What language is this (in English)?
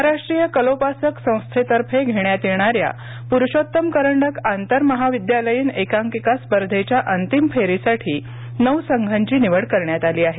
Marathi